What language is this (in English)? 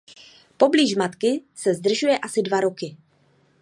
Czech